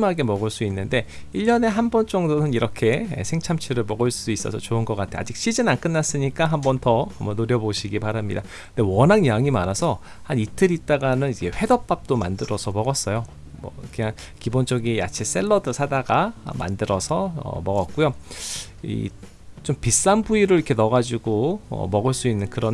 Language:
Korean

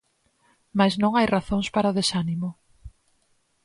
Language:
Galician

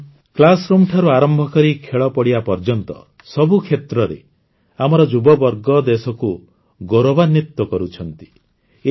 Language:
Odia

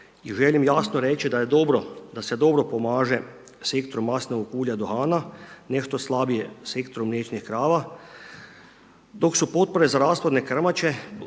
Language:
Croatian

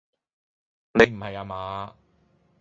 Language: Cantonese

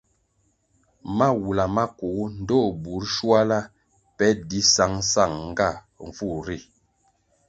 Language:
Kwasio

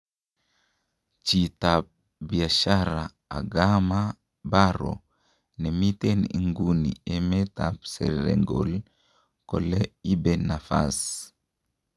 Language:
Kalenjin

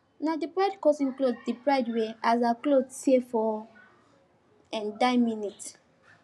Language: Nigerian Pidgin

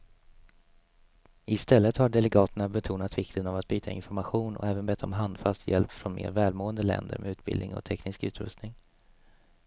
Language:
Swedish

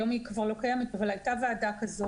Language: Hebrew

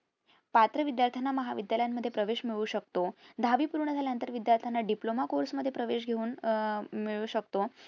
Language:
Marathi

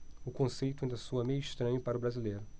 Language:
Portuguese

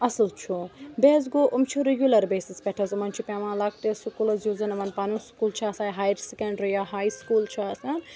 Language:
Kashmiri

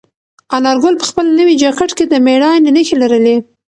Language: Pashto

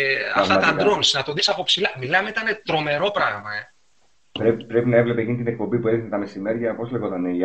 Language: Greek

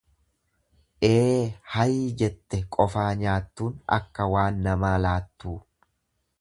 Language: Oromo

